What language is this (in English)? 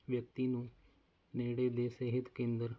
Punjabi